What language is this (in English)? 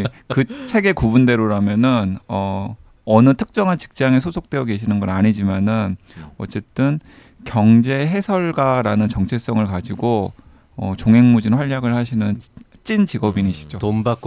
Korean